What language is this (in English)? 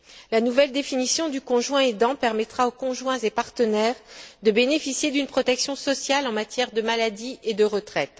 French